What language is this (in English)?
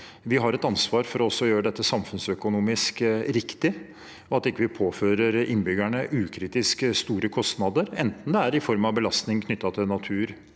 Norwegian